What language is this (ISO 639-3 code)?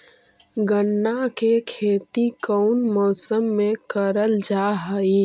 mag